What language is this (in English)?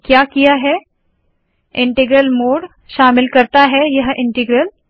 Hindi